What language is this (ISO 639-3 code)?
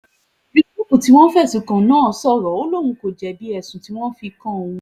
yor